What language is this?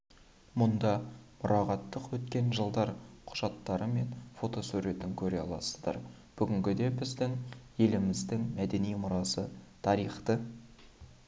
Kazakh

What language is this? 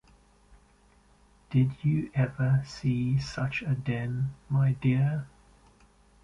English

